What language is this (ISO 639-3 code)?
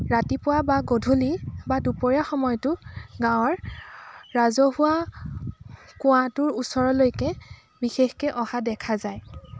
asm